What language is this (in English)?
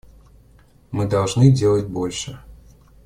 Russian